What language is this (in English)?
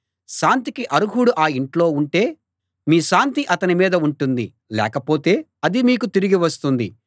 Telugu